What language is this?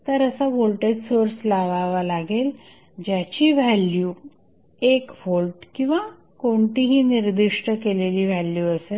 Marathi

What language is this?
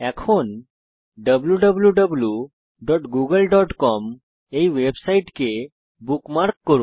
Bangla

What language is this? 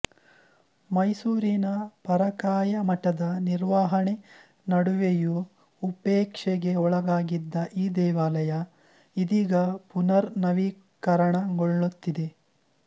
Kannada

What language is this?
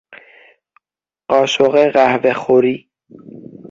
Persian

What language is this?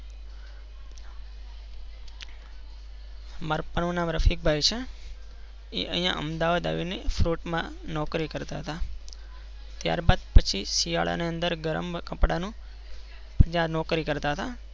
Gujarati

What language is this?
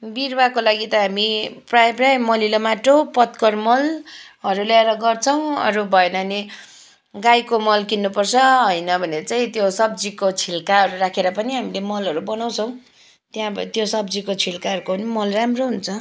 Nepali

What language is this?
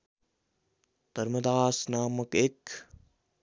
Nepali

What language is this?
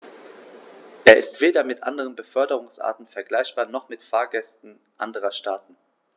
German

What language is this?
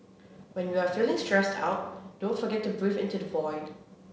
English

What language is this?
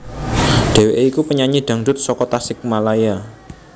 Javanese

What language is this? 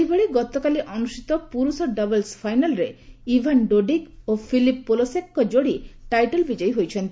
Odia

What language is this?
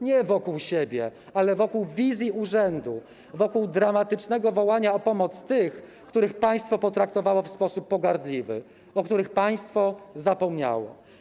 Polish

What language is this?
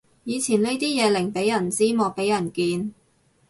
Cantonese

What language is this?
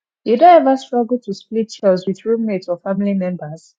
Nigerian Pidgin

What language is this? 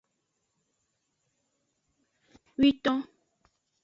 Aja (Benin)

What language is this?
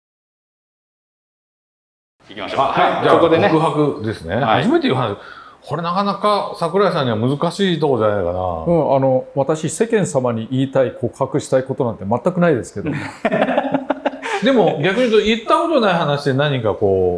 Japanese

